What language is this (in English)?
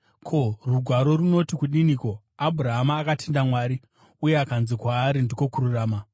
Shona